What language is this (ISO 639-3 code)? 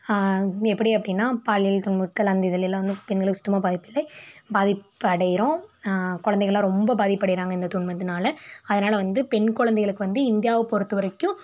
tam